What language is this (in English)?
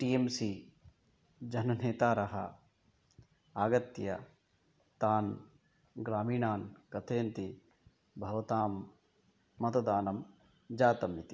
Sanskrit